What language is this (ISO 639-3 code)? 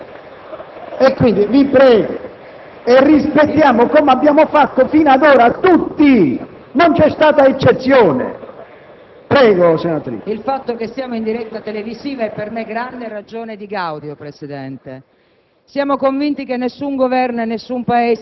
ita